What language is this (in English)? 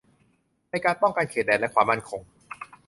Thai